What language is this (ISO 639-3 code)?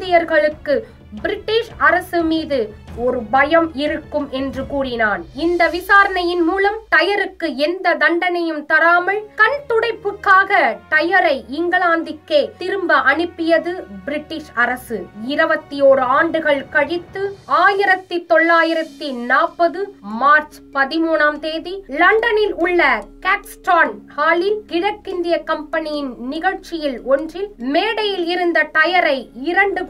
tam